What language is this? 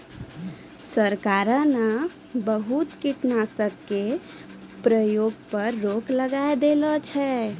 Maithili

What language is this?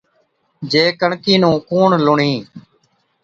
Od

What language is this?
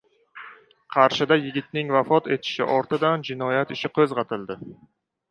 Uzbek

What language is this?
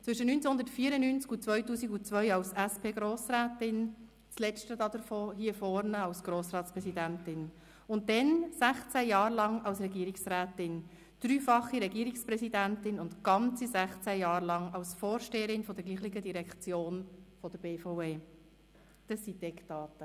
Swiss German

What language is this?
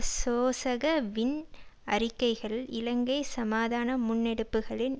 Tamil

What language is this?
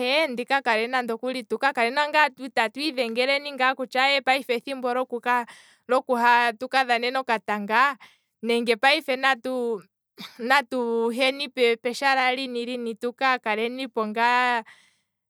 Kwambi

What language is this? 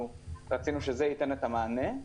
Hebrew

